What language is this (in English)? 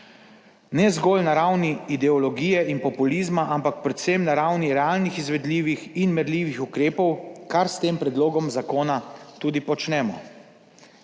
Slovenian